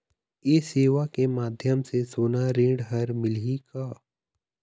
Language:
Chhattisgarhi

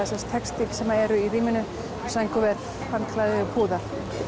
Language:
Icelandic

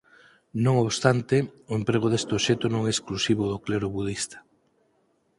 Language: Galician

